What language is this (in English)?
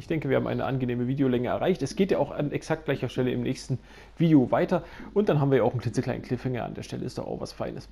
German